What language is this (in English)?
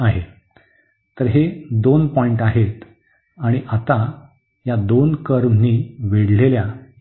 Marathi